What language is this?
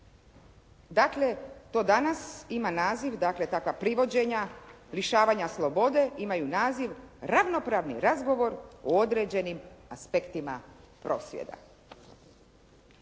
Croatian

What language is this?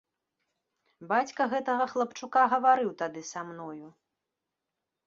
Belarusian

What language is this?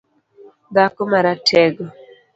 Luo (Kenya and Tanzania)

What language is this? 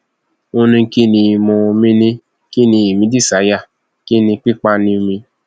Yoruba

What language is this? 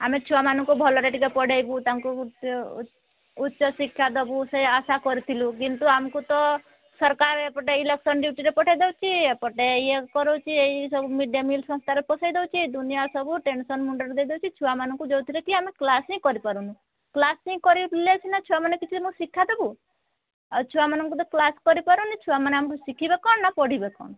Odia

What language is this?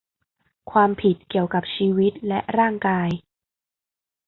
Thai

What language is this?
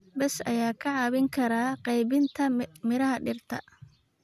Somali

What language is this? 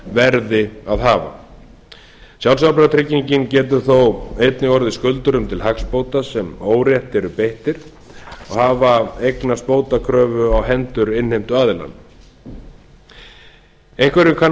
Icelandic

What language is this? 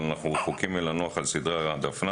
Hebrew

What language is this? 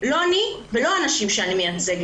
Hebrew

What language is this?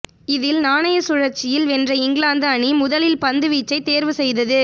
Tamil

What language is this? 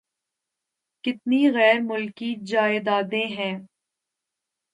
Urdu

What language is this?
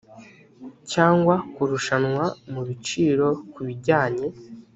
Kinyarwanda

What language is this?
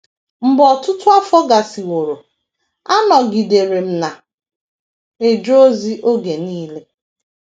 Igbo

